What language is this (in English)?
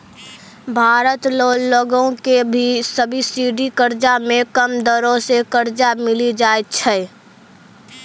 Maithili